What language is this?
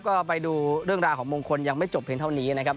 Thai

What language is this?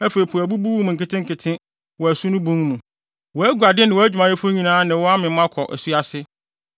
Akan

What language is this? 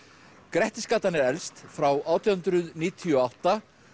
Icelandic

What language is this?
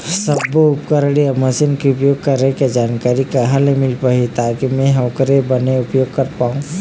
Chhattisgarhi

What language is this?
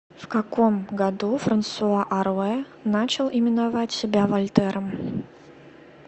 Russian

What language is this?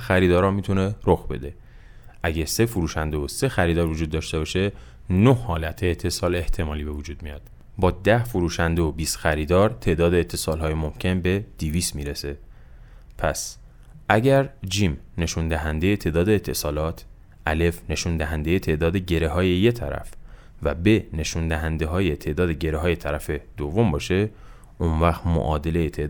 Persian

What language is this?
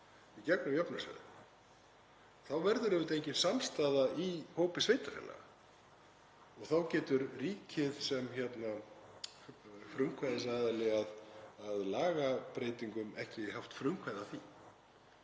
Icelandic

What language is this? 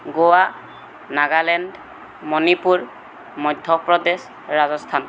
Assamese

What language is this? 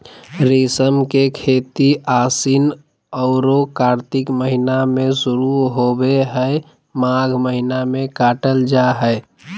Magahi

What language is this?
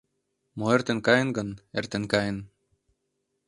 Mari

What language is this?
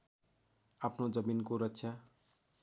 Nepali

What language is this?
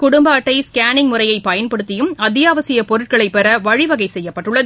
Tamil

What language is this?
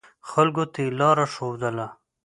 Pashto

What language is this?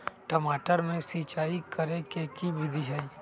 Magahi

